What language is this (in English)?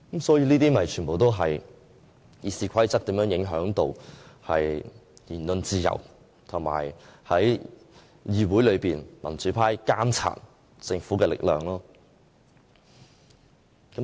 Cantonese